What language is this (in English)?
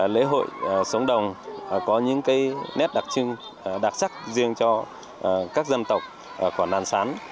Vietnamese